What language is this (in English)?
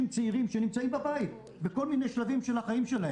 Hebrew